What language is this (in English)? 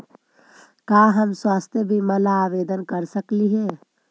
Magahi